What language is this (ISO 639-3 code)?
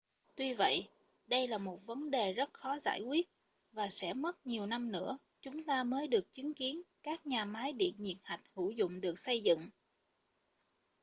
vie